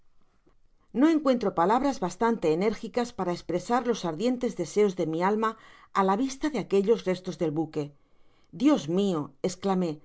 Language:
Spanish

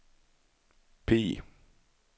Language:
Swedish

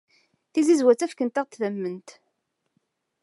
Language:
Kabyle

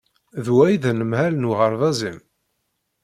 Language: Kabyle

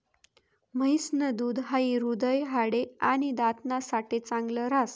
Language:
Marathi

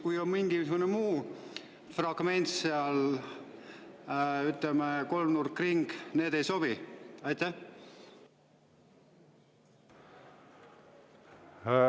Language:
Estonian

